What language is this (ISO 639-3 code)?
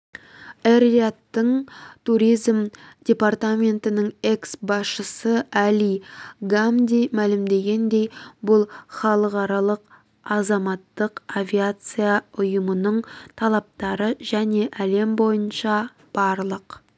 kaz